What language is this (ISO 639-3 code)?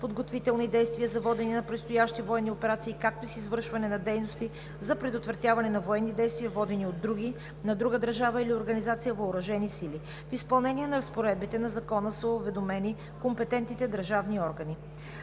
bul